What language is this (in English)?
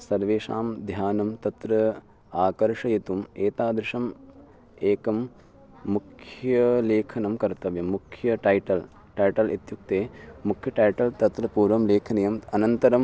Sanskrit